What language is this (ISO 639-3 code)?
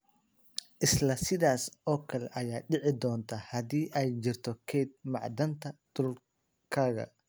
som